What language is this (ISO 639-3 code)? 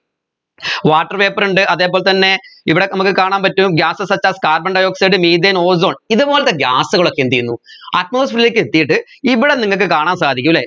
mal